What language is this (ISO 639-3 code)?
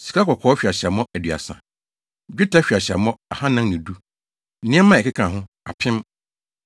aka